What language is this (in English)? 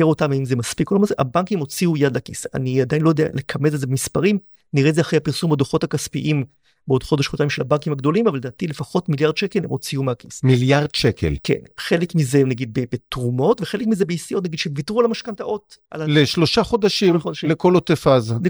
Hebrew